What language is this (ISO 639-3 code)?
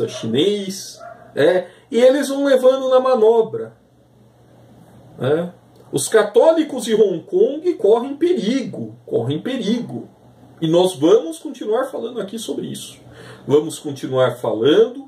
por